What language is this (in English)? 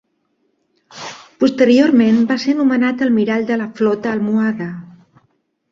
Catalan